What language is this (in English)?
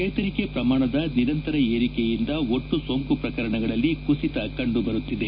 Kannada